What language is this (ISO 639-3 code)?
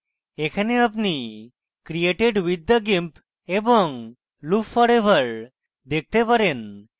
ben